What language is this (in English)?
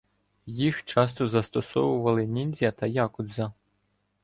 Ukrainian